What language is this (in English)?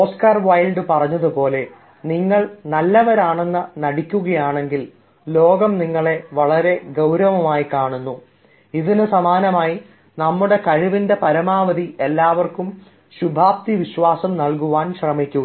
Malayalam